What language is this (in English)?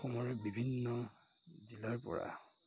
Assamese